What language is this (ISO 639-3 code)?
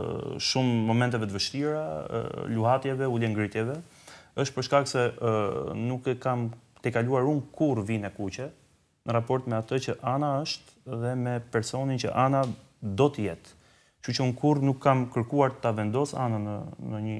ron